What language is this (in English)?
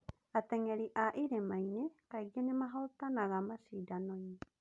Kikuyu